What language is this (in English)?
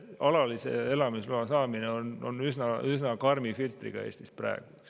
Estonian